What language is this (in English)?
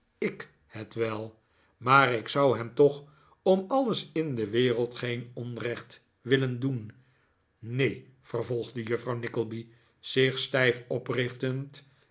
Dutch